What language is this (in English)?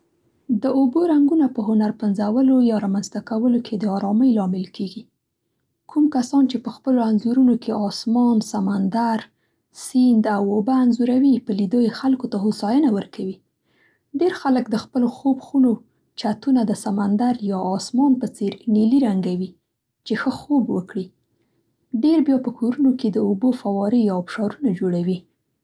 Central Pashto